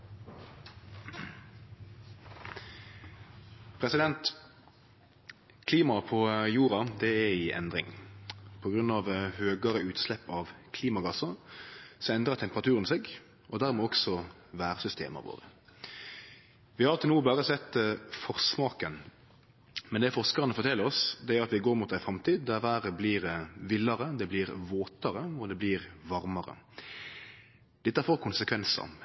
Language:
Norwegian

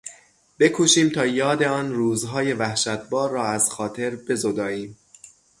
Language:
Persian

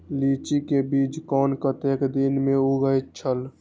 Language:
Maithili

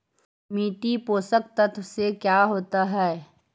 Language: Magahi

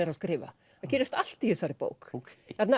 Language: Icelandic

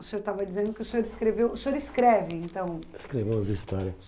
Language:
Portuguese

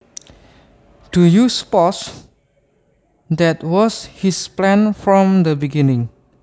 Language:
Javanese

